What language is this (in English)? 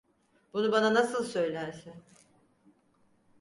Turkish